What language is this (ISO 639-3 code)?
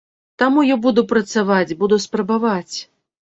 bel